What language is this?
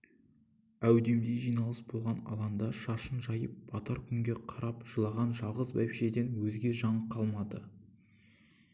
Kazakh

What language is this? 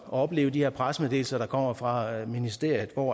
Danish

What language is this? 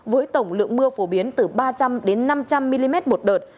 Vietnamese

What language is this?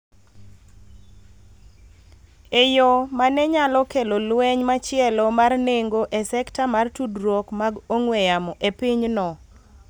Luo (Kenya and Tanzania)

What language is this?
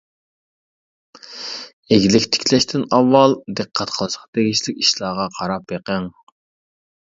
Uyghur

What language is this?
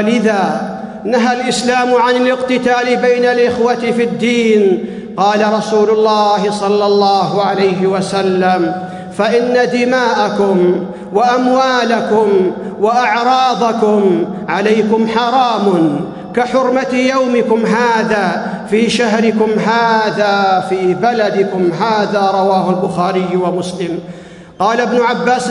Arabic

